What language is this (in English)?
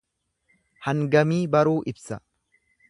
Oromo